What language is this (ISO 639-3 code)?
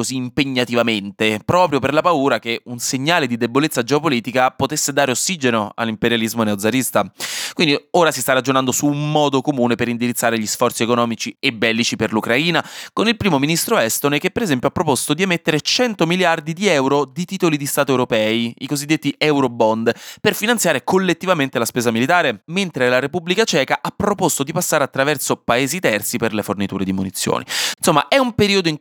ita